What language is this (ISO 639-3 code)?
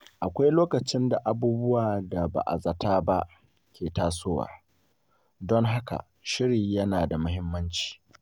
hau